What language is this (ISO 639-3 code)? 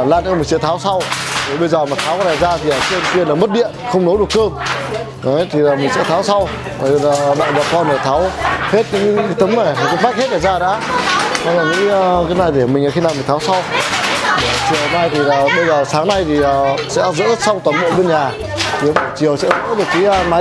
vie